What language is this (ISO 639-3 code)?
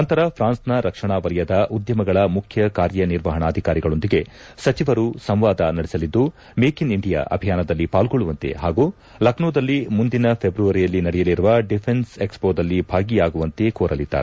kan